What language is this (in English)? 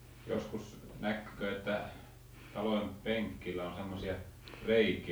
Finnish